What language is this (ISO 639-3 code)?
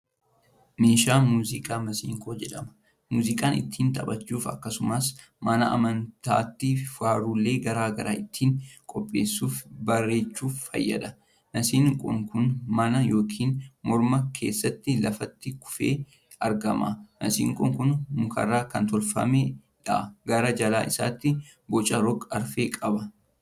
orm